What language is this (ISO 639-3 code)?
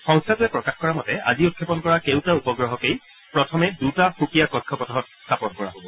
asm